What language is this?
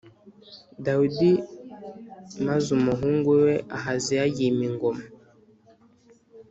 Kinyarwanda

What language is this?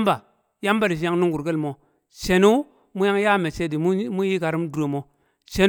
Kamo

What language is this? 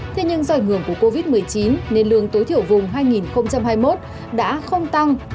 Vietnamese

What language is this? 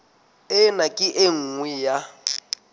Southern Sotho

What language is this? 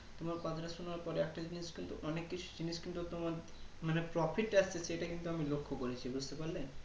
Bangla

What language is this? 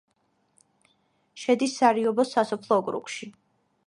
Georgian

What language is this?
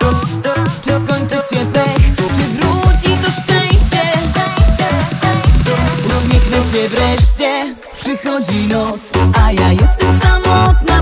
Polish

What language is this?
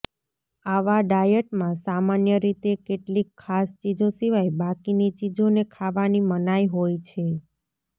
Gujarati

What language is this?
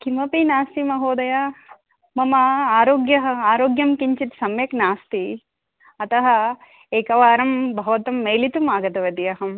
Sanskrit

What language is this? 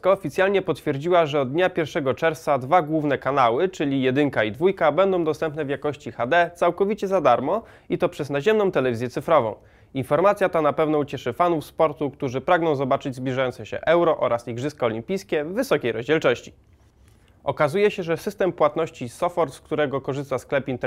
Polish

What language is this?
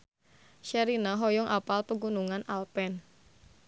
Sundanese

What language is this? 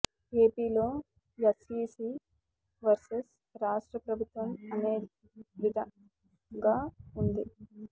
Telugu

